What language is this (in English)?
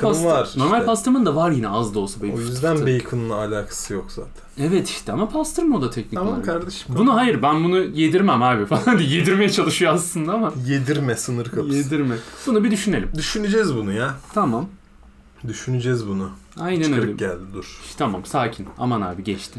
Turkish